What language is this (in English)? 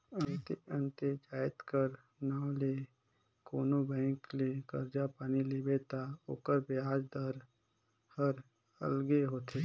Chhattisgarhi